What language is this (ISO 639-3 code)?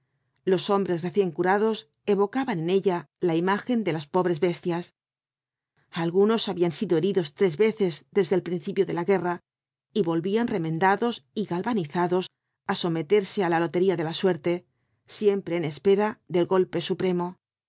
spa